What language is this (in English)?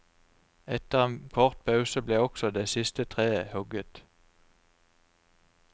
Norwegian